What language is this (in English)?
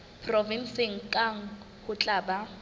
Southern Sotho